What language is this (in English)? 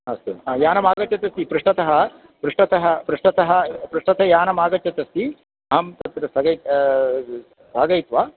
Sanskrit